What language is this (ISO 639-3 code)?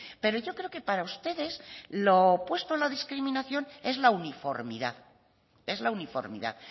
spa